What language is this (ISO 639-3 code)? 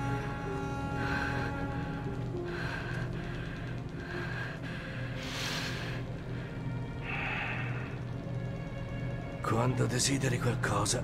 ita